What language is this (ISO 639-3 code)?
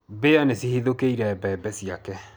kik